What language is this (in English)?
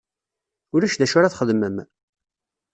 Kabyle